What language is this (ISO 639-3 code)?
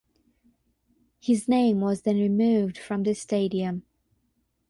eng